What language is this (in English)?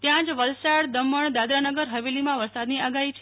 Gujarati